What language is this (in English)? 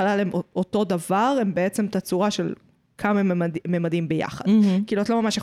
Hebrew